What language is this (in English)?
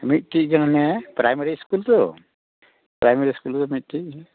Santali